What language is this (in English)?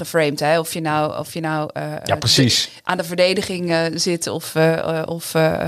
Dutch